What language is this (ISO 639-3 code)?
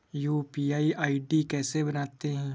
hin